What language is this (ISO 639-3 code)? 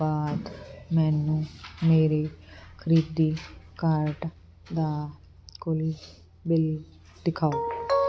pan